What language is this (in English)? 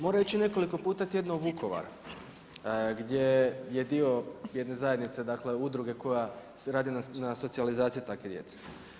Croatian